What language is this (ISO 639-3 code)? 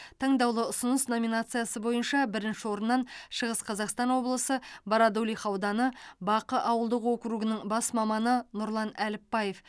kaz